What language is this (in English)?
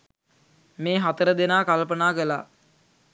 Sinhala